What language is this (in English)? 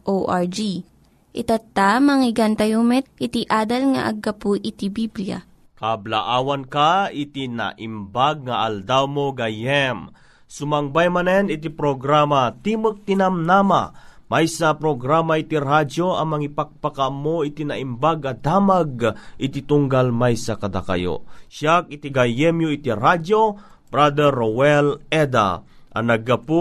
Filipino